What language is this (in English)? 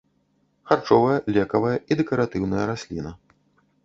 Belarusian